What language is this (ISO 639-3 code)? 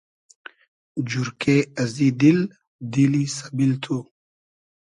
haz